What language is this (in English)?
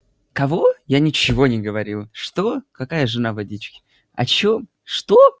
Russian